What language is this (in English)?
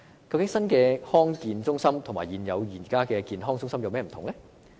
Cantonese